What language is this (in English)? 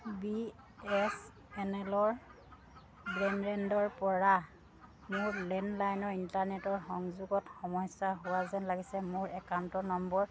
Assamese